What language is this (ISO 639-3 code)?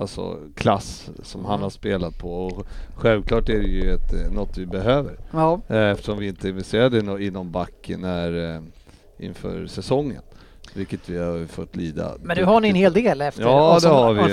swe